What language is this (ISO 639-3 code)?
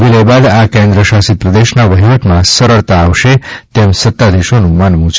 guj